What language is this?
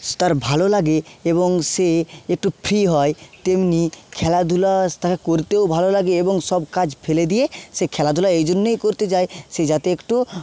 Bangla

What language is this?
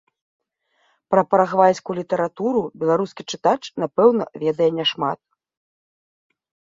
Belarusian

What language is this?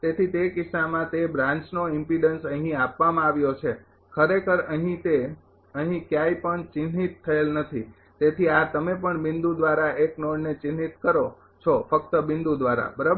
Gujarati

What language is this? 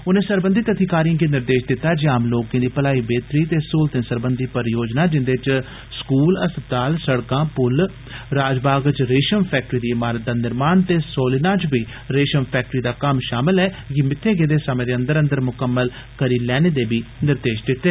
Dogri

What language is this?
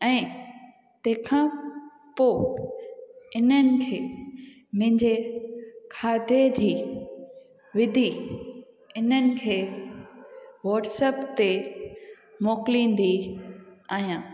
Sindhi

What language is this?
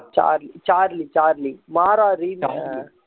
Tamil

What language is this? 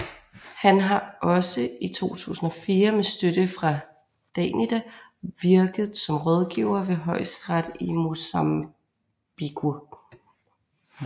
Danish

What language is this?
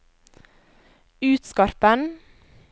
Norwegian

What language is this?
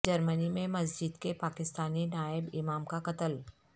Urdu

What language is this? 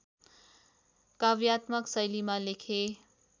Nepali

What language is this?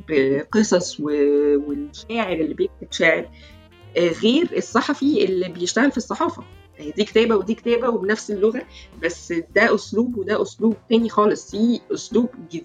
Arabic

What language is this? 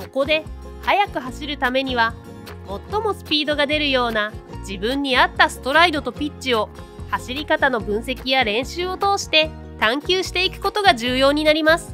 Japanese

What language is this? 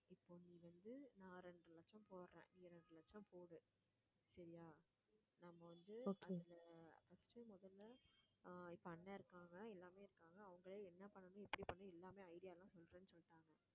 Tamil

